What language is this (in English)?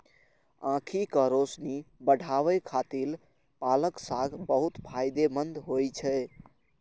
Maithili